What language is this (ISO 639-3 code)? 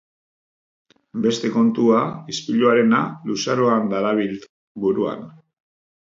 eus